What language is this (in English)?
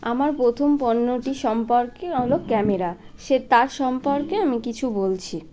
Bangla